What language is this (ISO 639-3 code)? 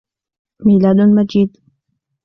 ara